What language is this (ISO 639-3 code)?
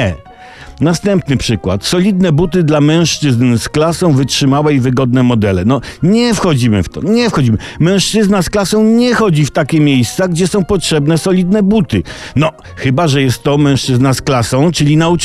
pol